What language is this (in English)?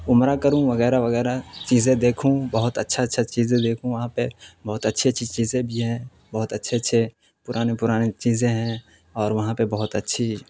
Urdu